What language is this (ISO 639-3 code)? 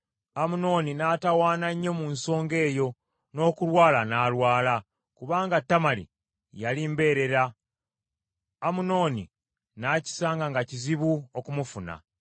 lug